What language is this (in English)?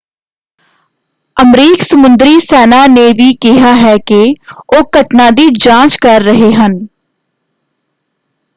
Punjabi